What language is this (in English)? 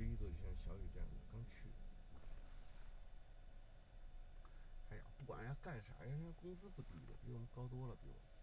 Chinese